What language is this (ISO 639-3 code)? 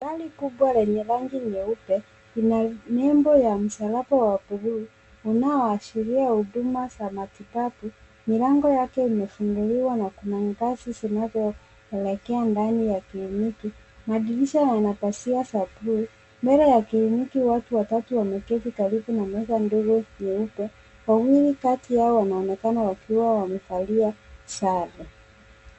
swa